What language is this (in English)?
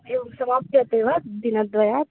Sanskrit